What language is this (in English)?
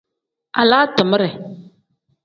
Tem